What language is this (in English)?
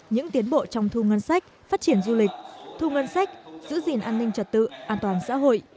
Vietnamese